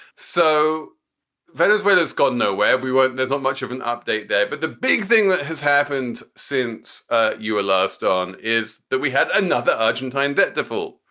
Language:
English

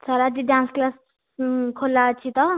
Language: Odia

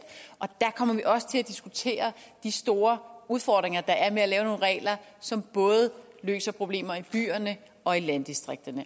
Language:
Danish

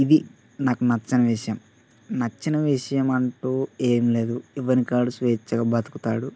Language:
Telugu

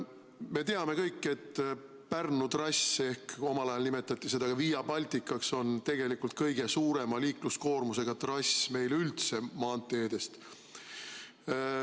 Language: Estonian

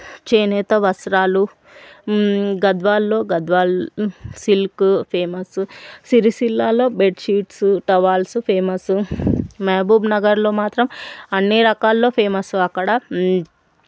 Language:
Telugu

